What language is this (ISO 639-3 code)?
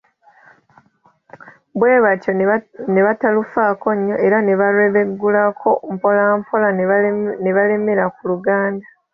lug